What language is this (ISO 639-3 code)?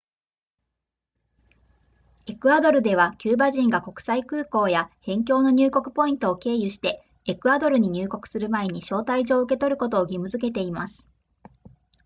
jpn